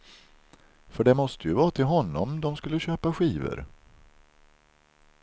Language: Swedish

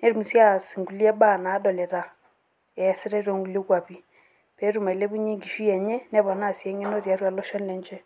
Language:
Masai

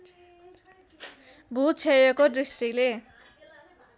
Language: Nepali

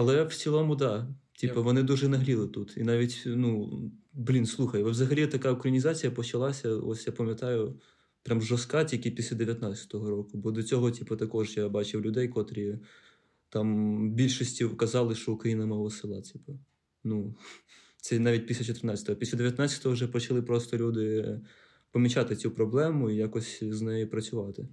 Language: Ukrainian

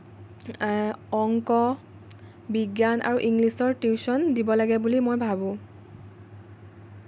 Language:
Assamese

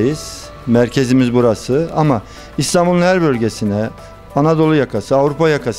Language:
Turkish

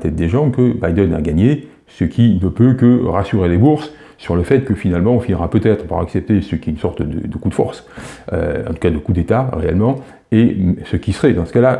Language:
French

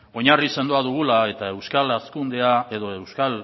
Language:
Basque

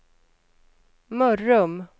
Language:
Swedish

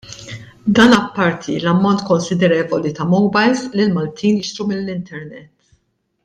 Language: Maltese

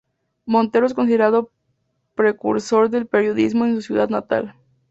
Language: Spanish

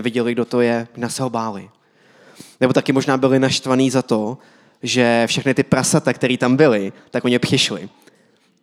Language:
Czech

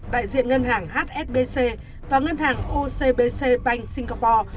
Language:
Vietnamese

